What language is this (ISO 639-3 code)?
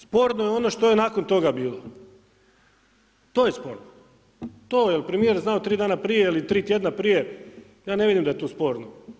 hrv